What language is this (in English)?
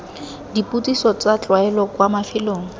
Tswana